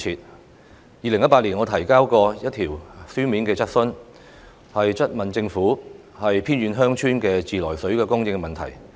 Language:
Cantonese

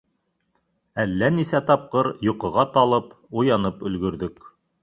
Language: Bashkir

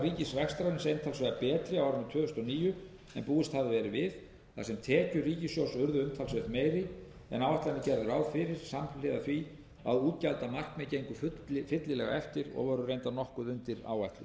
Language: Icelandic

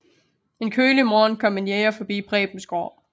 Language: Danish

